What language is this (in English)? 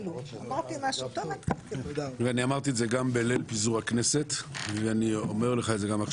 Hebrew